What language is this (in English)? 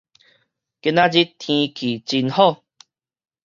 Min Nan Chinese